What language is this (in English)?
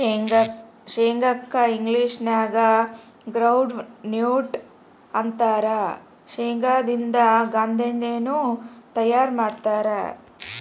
Kannada